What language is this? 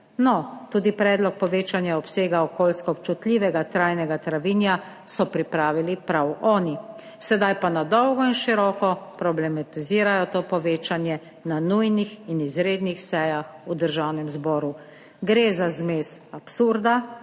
Slovenian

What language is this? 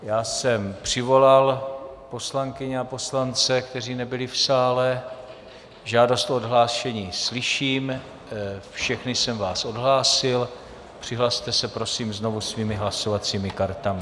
Czech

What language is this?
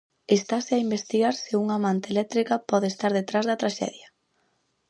Galician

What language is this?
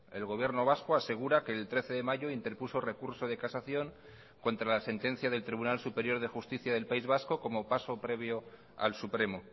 Spanish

